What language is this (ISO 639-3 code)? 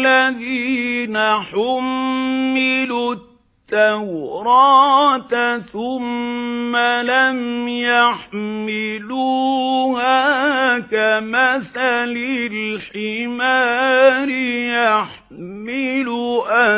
ara